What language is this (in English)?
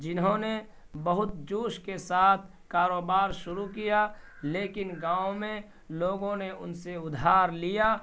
Urdu